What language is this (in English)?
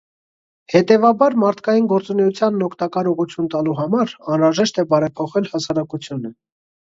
Armenian